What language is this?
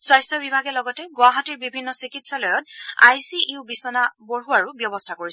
Assamese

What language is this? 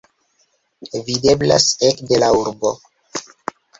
Esperanto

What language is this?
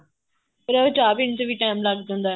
Punjabi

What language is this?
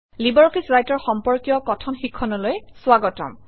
Assamese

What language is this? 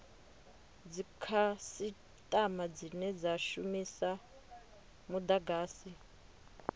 Venda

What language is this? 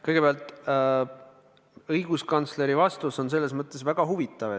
Estonian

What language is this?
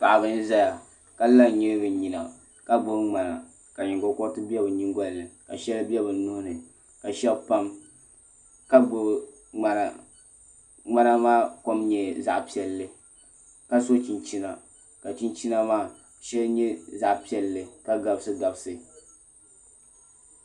Dagbani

